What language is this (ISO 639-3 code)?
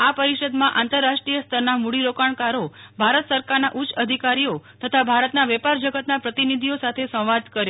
guj